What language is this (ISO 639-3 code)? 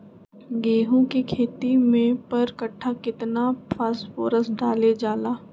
mag